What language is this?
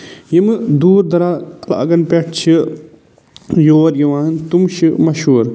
Kashmiri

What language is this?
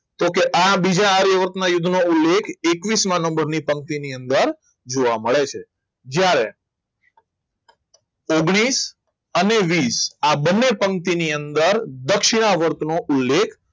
Gujarati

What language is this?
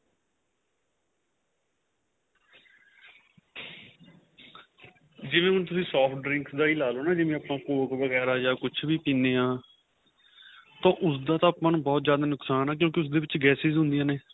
Punjabi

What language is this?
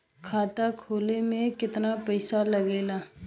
Bhojpuri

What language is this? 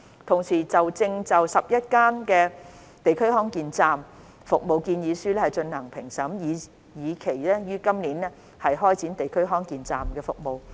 Cantonese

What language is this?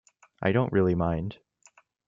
English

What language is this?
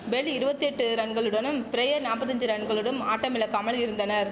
Tamil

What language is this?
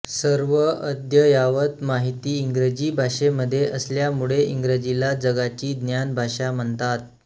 Marathi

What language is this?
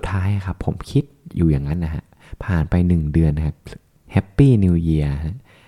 Thai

